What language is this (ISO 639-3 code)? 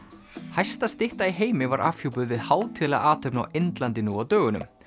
isl